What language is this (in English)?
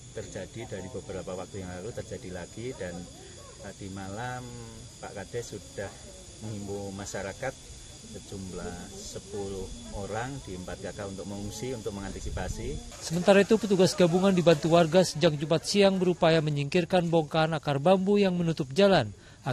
Indonesian